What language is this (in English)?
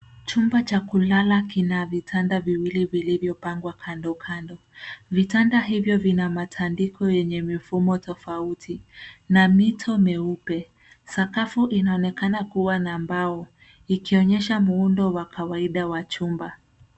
Swahili